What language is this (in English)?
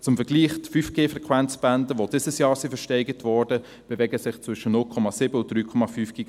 Swiss German